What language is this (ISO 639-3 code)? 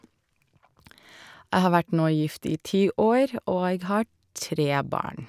nor